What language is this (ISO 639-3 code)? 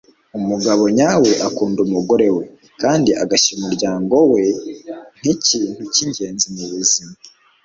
kin